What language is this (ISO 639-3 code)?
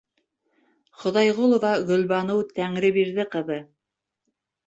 bak